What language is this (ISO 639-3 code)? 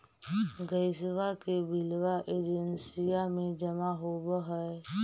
mag